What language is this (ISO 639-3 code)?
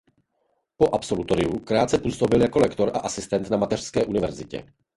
ces